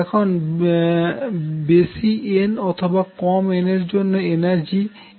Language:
Bangla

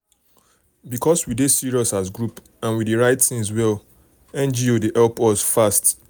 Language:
Nigerian Pidgin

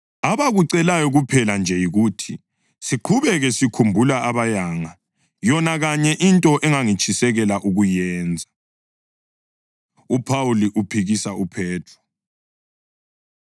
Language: North Ndebele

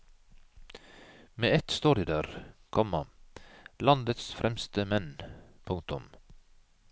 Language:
Norwegian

